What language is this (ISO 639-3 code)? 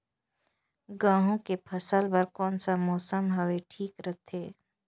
hne